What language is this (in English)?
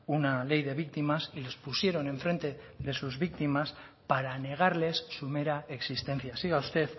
Spanish